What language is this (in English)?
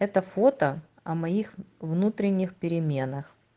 Russian